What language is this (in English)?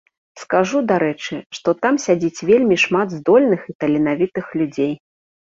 Belarusian